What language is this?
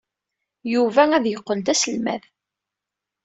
Kabyle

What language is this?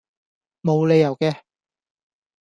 Cantonese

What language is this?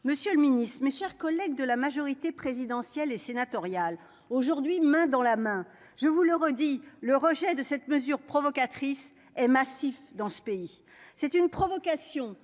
French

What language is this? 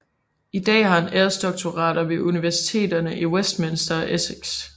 Danish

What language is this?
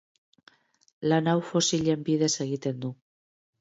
Basque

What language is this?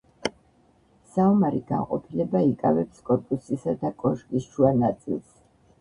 Georgian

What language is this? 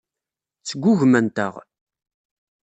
Kabyle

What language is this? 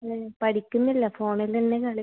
Malayalam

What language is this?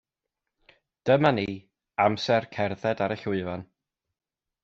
Welsh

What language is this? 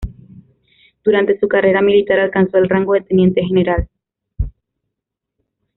Spanish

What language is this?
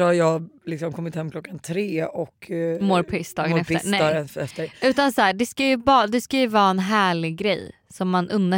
Swedish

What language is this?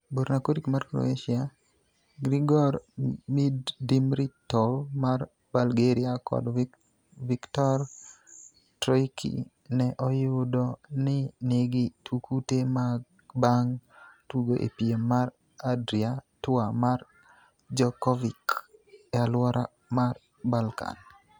Luo (Kenya and Tanzania)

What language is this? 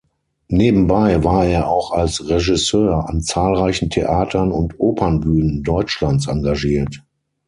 German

